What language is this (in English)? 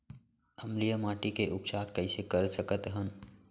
Chhattisgarhi